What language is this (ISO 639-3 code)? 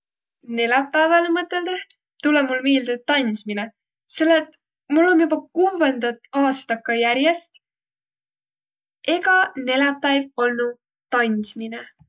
vro